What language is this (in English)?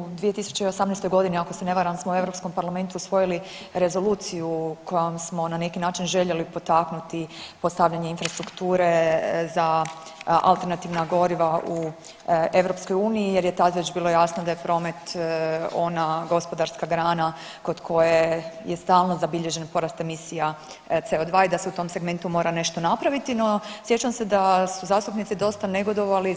Croatian